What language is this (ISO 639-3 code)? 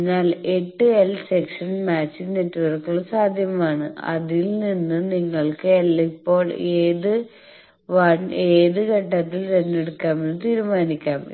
mal